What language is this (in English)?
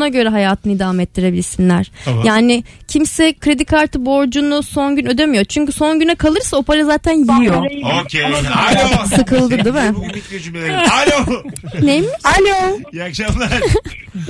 Turkish